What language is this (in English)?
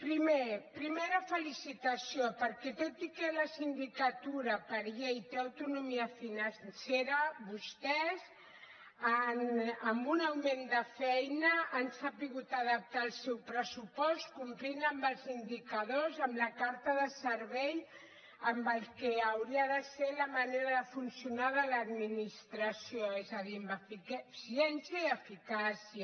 Catalan